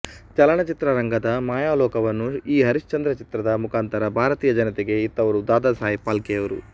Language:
Kannada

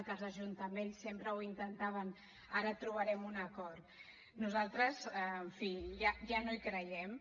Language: Catalan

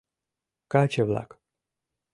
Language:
Mari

